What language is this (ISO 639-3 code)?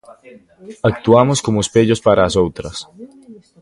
glg